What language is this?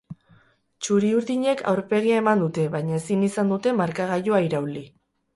Basque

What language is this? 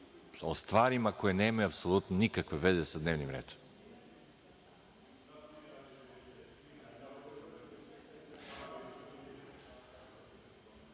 Serbian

